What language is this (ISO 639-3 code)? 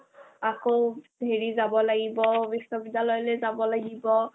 asm